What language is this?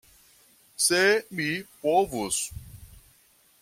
Esperanto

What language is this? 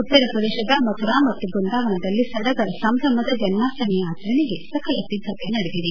Kannada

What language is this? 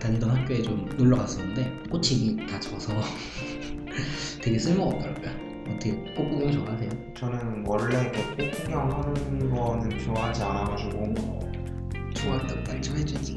Korean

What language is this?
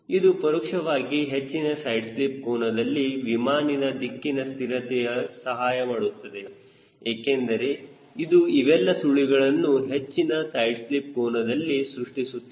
Kannada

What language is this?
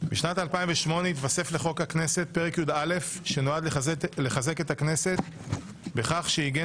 Hebrew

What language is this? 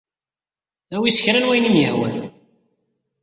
Kabyle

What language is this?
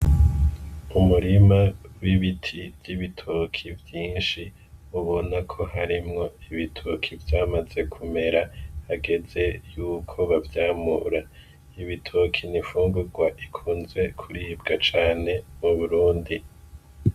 Rundi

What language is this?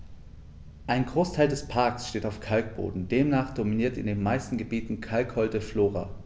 German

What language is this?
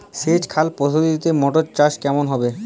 Bangla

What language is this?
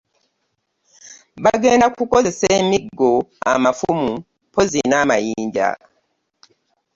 Ganda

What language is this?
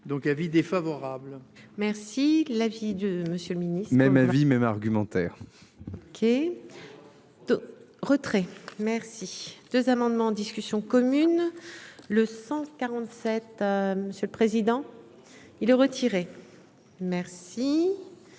French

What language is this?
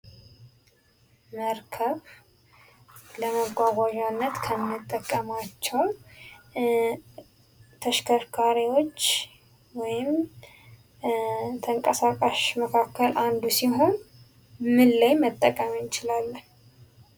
Amharic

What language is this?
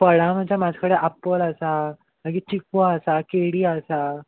Konkani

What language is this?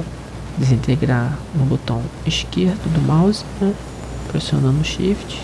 Portuguese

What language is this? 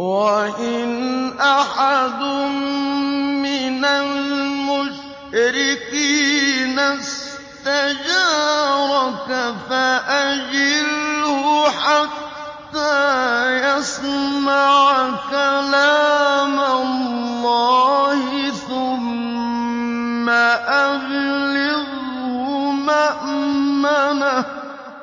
Arabic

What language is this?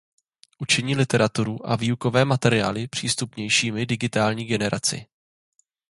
Czech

